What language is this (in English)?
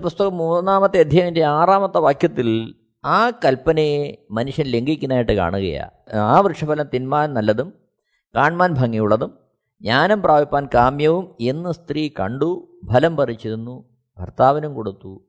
Malayalam